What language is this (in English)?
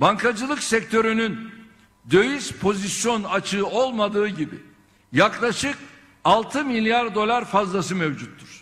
Turkish